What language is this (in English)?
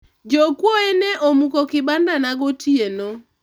Luo (Kenya and Tanzania)